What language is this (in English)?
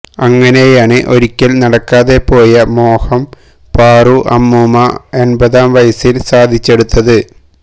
Malayalam